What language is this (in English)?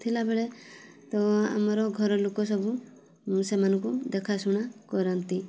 Odia